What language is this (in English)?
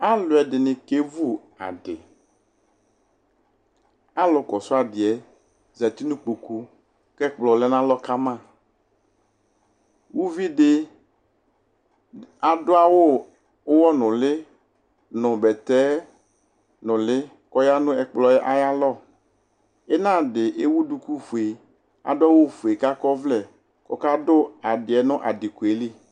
Ikposo